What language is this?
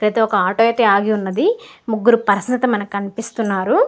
Telugu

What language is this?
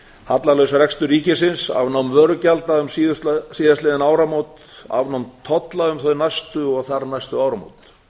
Icelandic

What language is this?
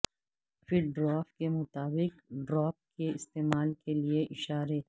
Urdu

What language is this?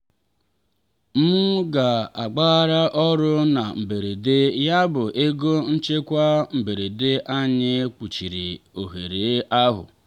Igbo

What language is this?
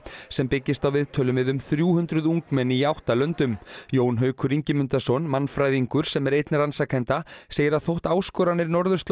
Icelandic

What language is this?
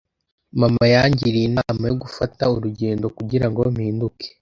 Kinyarwanda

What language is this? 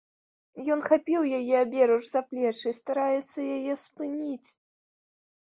Belarusian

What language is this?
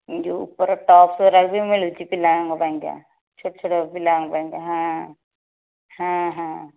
Odia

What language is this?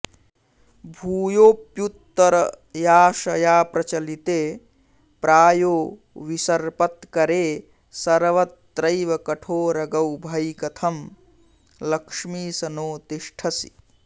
Sanskrit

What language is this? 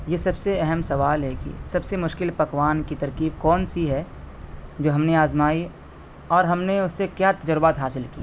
Urdu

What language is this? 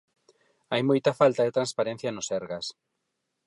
Galician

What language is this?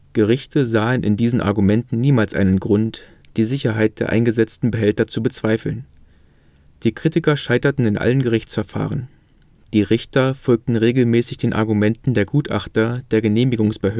German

